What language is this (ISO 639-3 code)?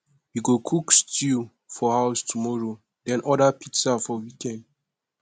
pcm